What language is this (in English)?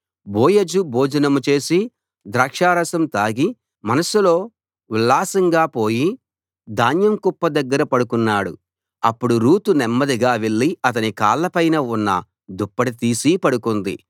Telugu